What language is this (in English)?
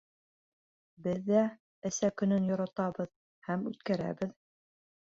Bashkir